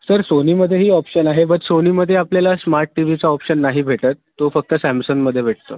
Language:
Marathi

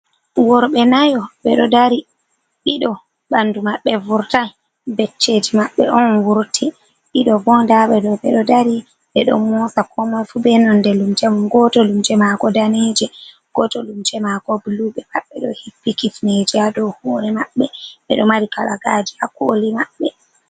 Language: Fula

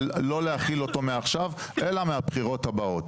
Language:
Hebrew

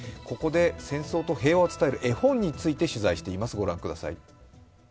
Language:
Japanese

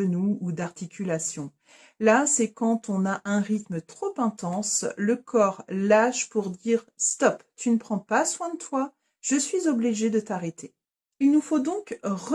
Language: French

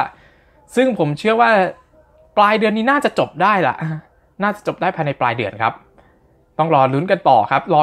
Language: Thai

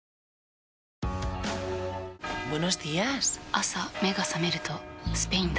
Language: Japanese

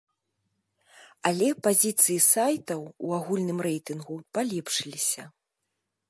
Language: Belarusian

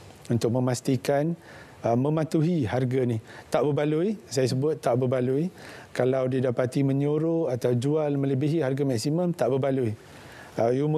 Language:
Malay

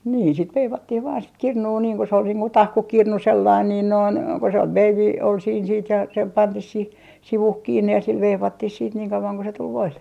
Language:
Finnish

